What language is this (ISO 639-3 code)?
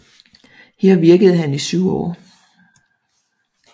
dan